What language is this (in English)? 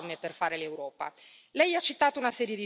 Italian